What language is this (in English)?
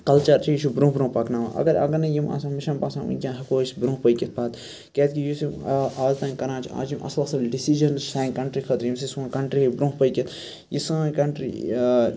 Kashmiri